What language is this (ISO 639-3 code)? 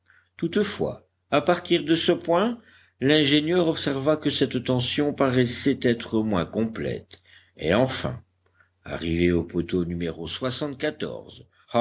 fra